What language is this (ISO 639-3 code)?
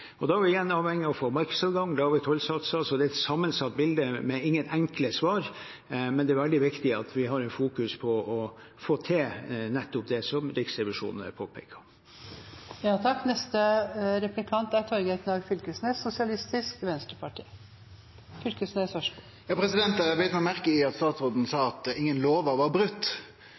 nor